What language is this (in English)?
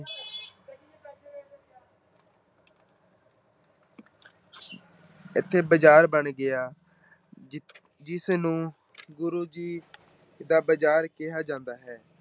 Punjabi